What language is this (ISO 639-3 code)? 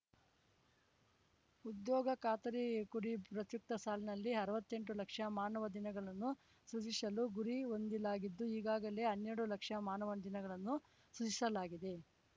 kan